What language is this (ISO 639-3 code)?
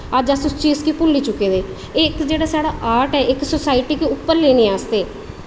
doi